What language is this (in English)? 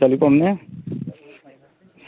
Dogri